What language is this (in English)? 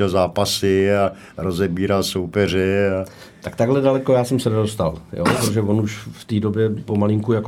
Czech